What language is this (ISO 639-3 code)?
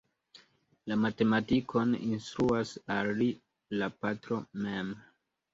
epo